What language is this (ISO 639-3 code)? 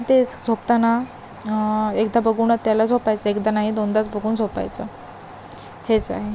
mar